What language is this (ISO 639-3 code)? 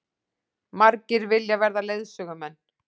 isl